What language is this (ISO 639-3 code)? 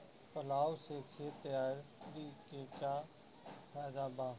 bho